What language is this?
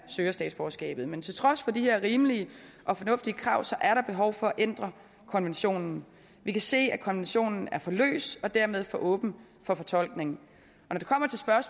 Danish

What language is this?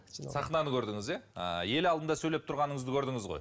Kazakh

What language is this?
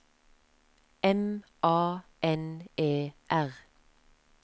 Norwegian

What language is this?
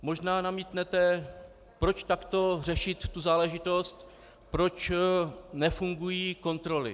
Czech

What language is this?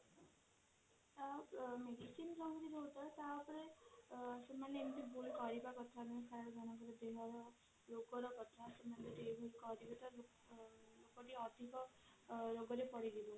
Odia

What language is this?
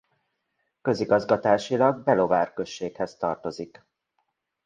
Hungarian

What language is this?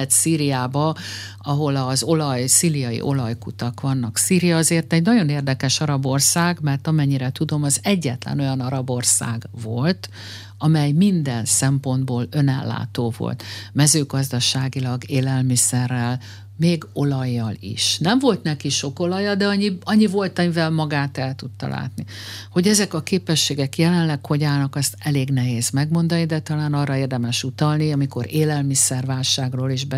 Hungarian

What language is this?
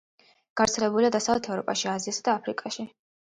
Georgian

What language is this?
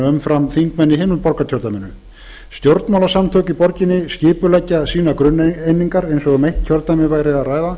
Icelandic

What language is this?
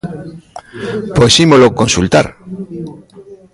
Galician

